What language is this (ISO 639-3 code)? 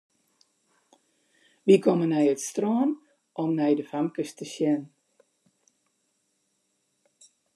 fry